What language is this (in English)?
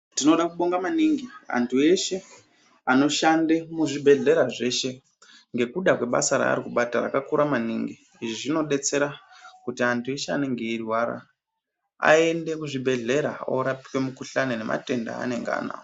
Ndau